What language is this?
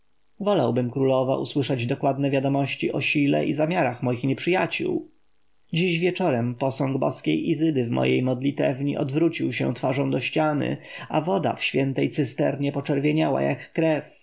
Polish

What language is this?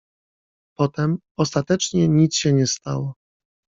Polish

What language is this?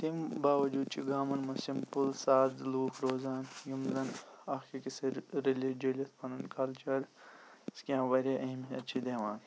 Kashmiri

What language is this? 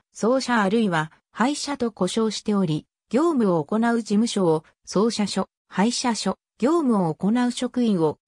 Japanese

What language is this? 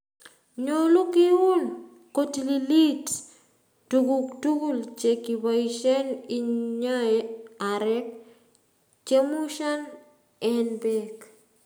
Kalenjin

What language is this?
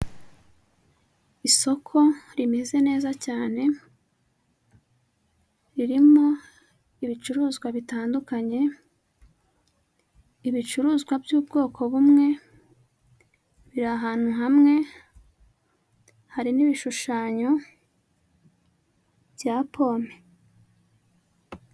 Kinyarwanda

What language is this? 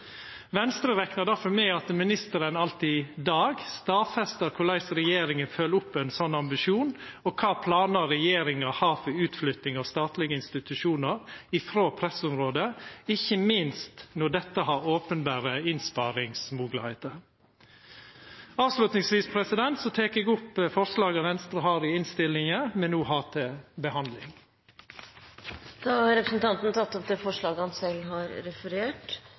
Norwegian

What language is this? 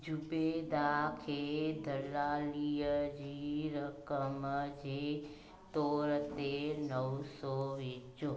Sindhi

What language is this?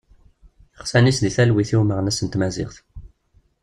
Kabyle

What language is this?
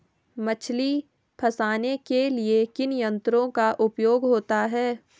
Hindi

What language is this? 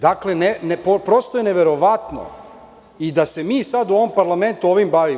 Serbian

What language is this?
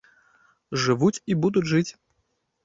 Belarusian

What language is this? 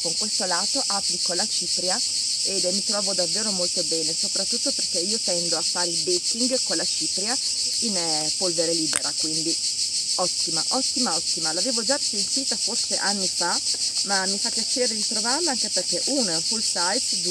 Italian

